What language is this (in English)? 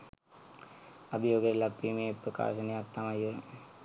Sinhala